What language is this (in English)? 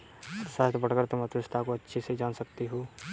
Hindi